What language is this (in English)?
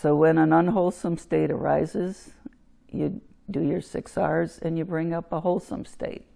English